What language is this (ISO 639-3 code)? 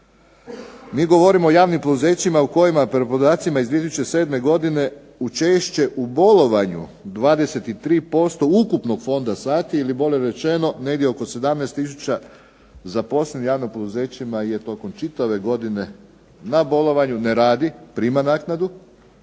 hrv